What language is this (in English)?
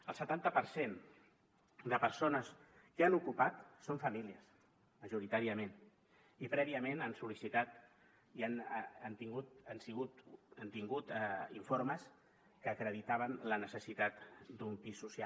Catalan